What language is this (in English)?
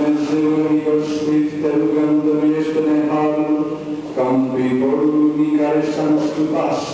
Romanian